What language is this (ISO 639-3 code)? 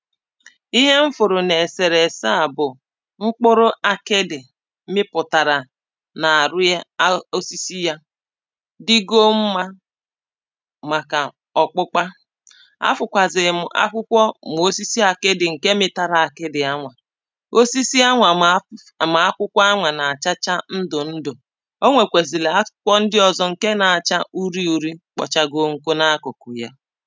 ibo